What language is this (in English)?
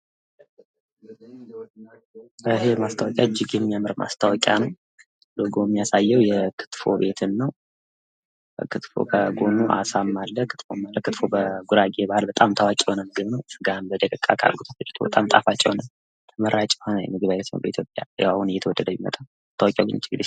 Amharic